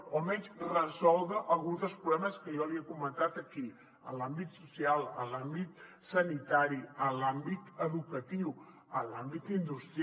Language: Catalan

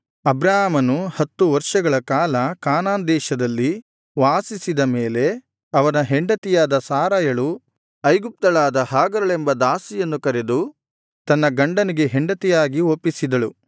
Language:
Kannada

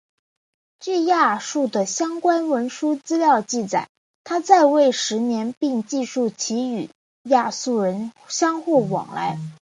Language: Chinese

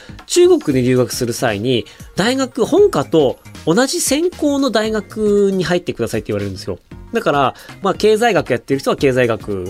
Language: Japanese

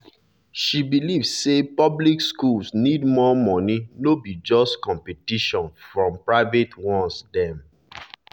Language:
Nigerian Pidgin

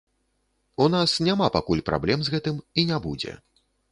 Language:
Belarusian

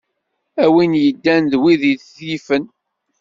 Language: Kabyle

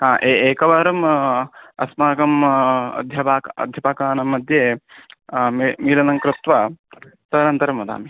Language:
Sanskrit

